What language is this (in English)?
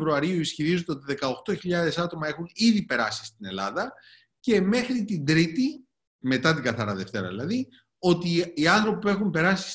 Greek